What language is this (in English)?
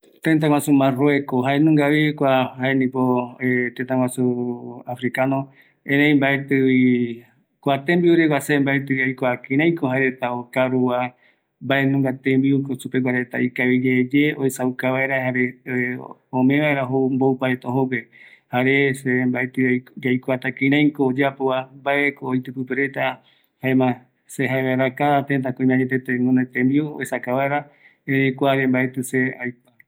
Eastern Bolivian Guaraní